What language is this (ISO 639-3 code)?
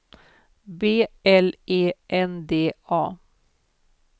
swe